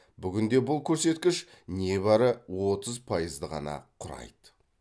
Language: Kazakh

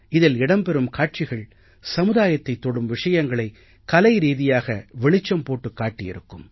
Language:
Tamil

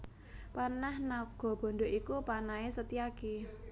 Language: Javanese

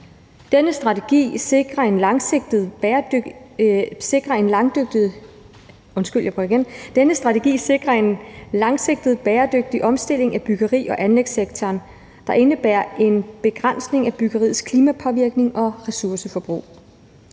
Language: Danish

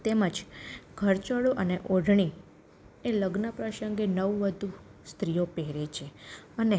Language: Gujarati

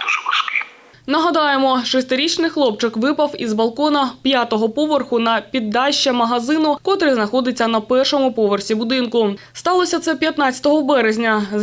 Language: Ukrainian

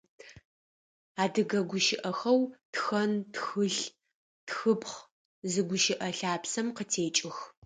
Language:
Adyghe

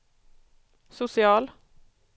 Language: Swedish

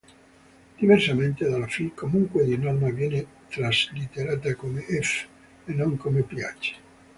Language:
Italian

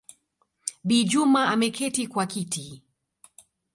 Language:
Swahili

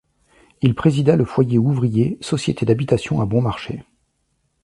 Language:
French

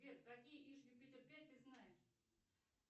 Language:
Russian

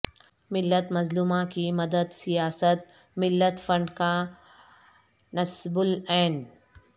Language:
Urdu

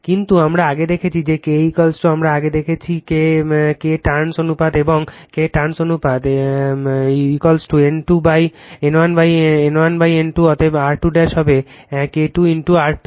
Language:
Bangla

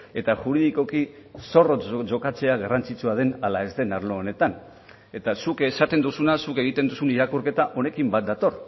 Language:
Basque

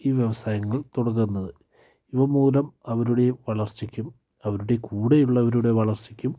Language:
Malayalam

